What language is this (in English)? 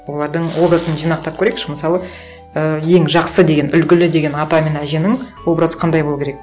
Kazakh